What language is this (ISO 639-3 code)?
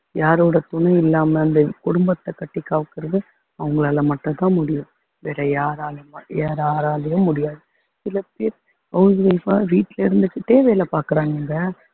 tam